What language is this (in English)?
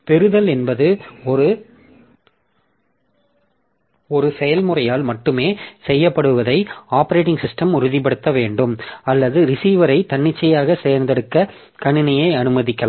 Tamil